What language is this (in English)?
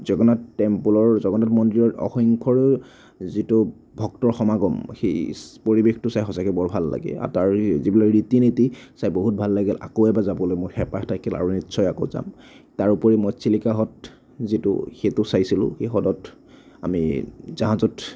Assamese